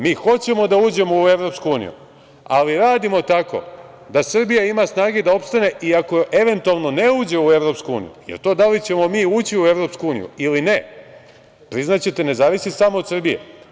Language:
Serbian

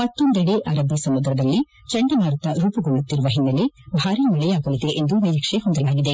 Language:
Kannada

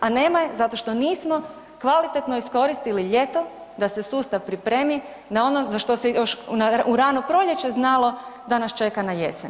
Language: Croatian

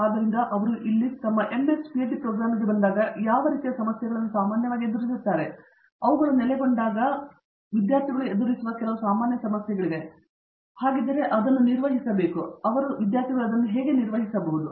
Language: Kannada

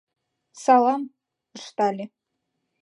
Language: Mari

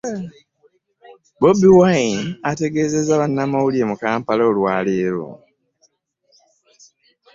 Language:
Ganda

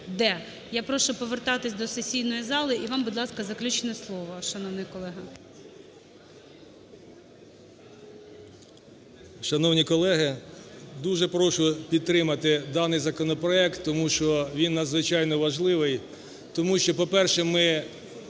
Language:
Ukrainian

